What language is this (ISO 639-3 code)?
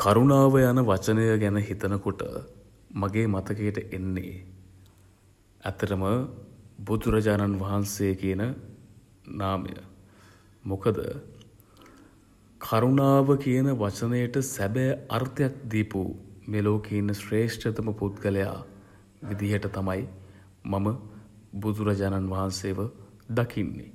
sin